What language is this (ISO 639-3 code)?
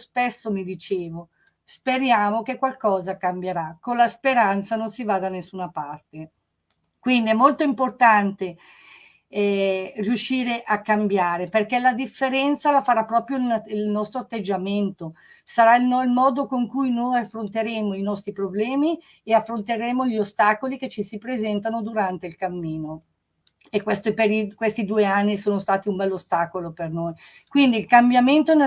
ita